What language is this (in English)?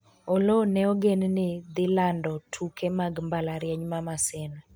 Luo (Kenya and Tanzania)